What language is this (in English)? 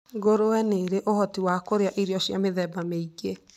Kikuyu